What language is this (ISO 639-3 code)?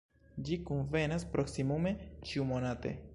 epo